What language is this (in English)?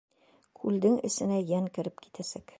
Bashkir